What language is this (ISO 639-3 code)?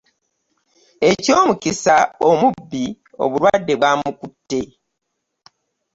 lug